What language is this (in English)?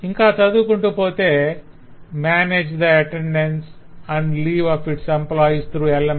Telugu